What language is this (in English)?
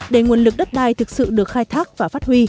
Vietnamese